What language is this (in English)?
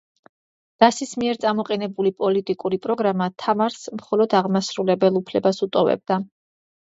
Georgian